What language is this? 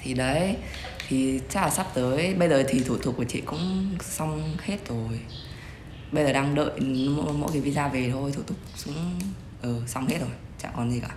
Vietnamese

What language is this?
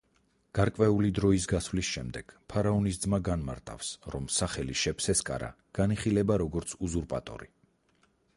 Georgian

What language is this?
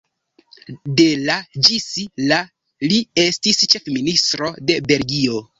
Esperanto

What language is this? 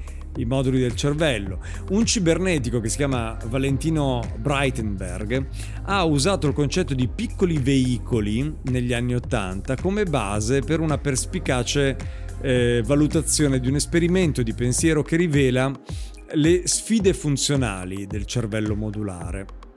Italian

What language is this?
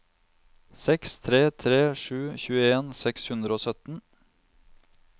Norwegian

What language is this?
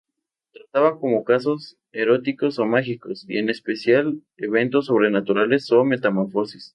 Spanish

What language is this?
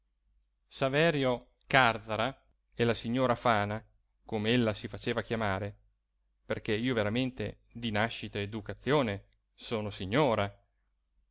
Italian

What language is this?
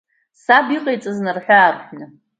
Abkhazian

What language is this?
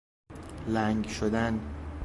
Persian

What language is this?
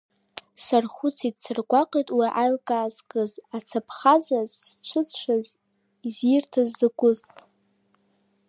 Abkhazian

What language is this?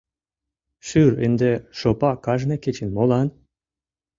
Mari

